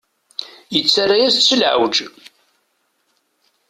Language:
Kabyle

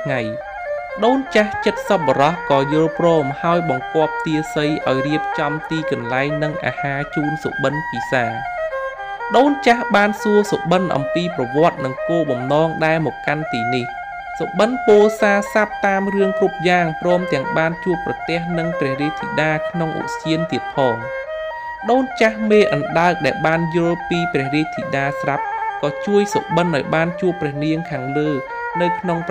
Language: Thai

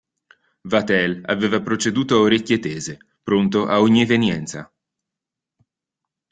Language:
Italian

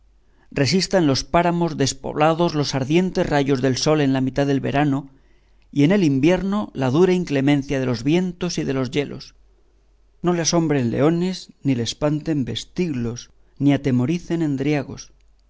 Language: Spanish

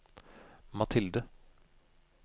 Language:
Norwegian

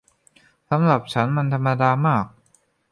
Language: Thai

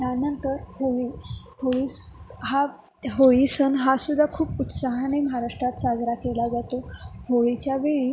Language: Marathi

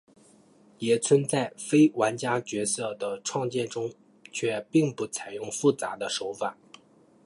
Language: Chinese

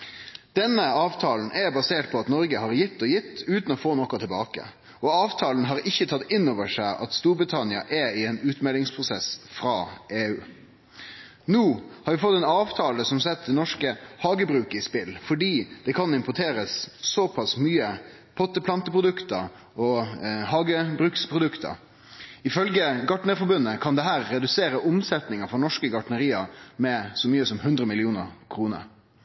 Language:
Norwegian Nynorsk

